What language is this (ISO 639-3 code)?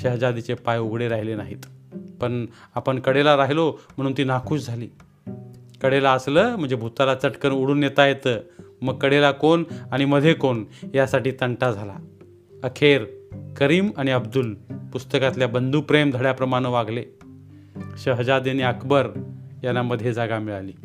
mar